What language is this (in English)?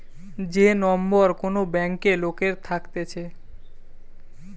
Bangla